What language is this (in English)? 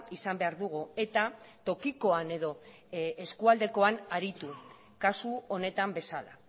Basque